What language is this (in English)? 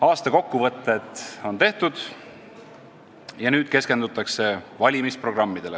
Estonian